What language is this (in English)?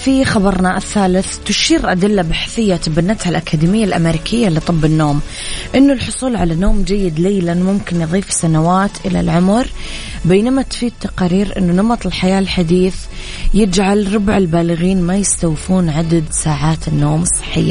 Arabic